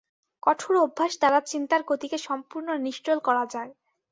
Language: Bangla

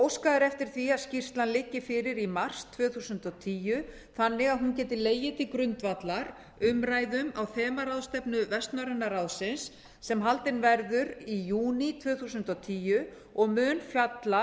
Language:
Icelandic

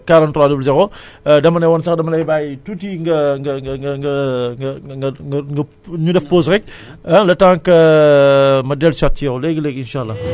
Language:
Wolof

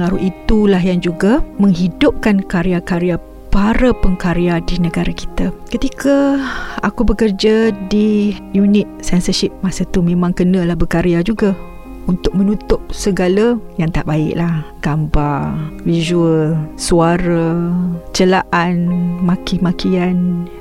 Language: Malay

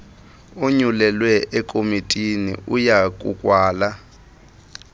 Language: Xhosa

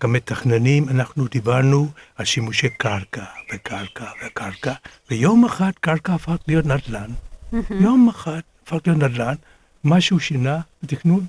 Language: Hebrew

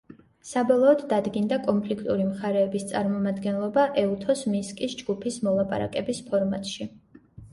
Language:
Georgian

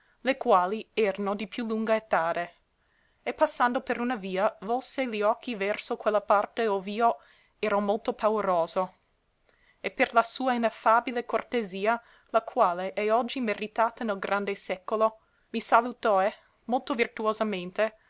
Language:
Italian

